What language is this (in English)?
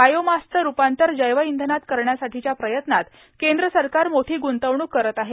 Marathi